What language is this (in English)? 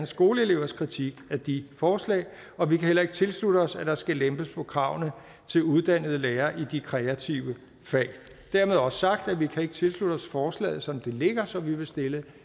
Danish